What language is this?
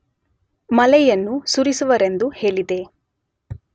Kannada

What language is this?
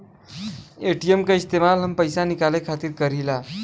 Bhojpuri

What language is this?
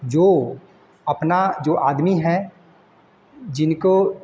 Hindi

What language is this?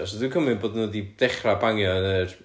Welsh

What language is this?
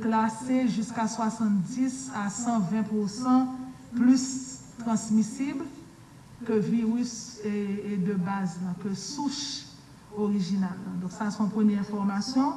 French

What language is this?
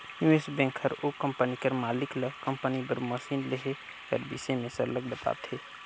Chhattisgarhi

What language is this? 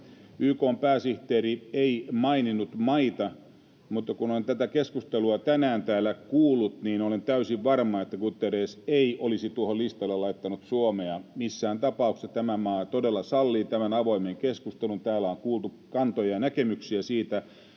Finnish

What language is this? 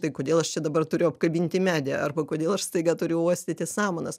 Lithuanian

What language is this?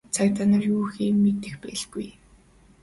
Mongolian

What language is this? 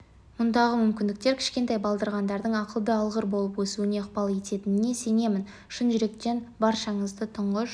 Kazakh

